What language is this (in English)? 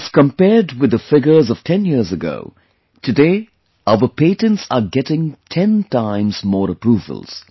English